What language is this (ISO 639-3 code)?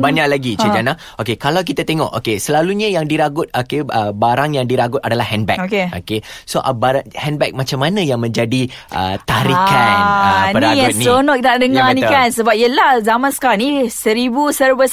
msa